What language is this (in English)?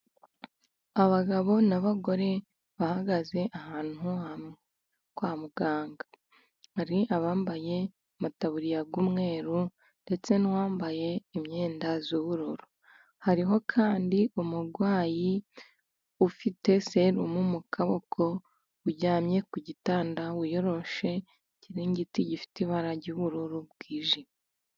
Kinyarwanda